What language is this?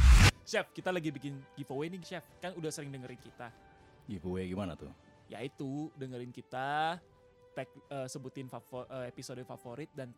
Indonesian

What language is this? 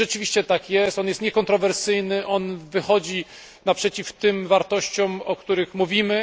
Polish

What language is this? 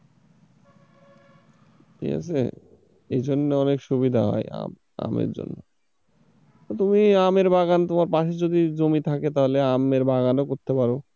Bangla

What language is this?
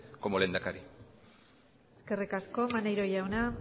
Basque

